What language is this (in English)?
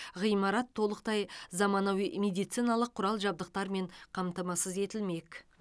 Kazakh